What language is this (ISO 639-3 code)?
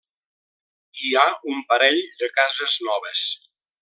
cat